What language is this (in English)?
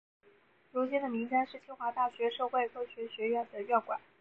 Chinese